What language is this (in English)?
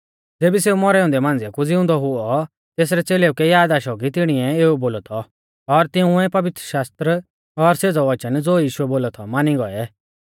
Mahasu Pahari